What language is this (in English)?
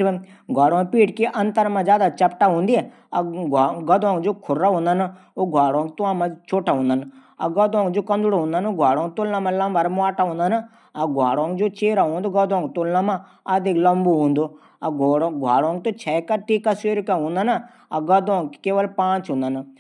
Garhwali